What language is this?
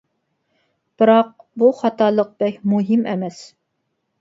Uyghur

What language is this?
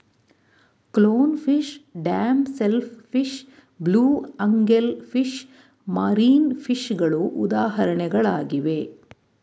Kannada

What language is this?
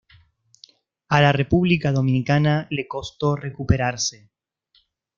Spanish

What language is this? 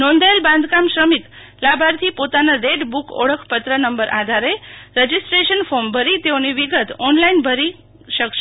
Gujarati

